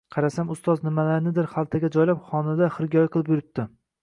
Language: Uzbek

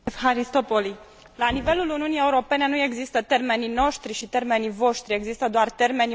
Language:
Romanian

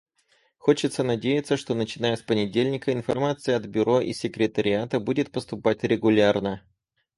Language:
Russian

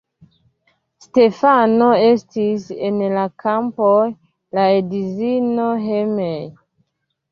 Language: Esperanto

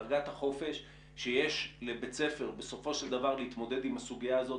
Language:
Hebrew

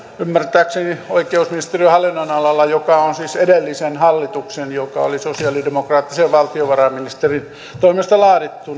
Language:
Finnish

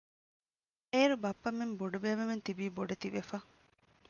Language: Divehi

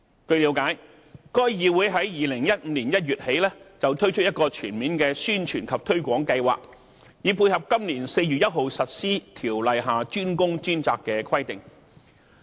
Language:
Cantonese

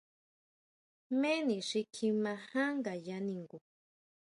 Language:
Huautla Mazatec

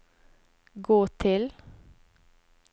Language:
Norwegian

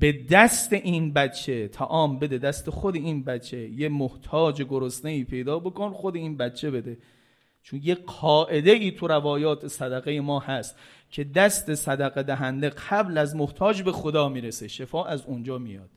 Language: Persian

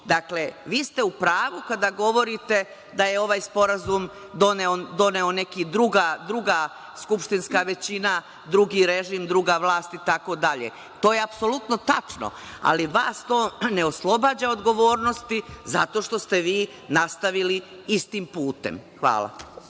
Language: Serbian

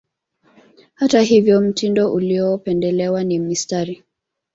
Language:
Swahili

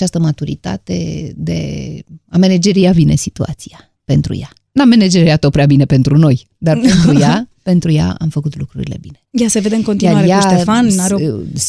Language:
Romanian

